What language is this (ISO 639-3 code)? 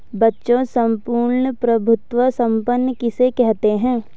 hin